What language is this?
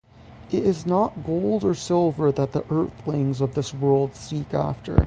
English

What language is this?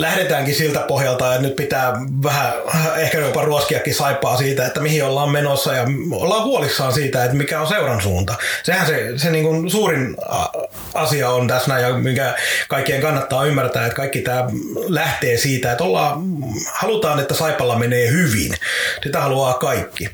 Finnish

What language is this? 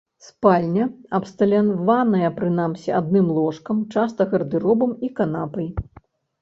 Belarusian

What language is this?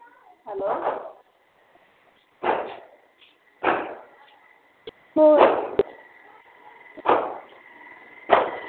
Punjabi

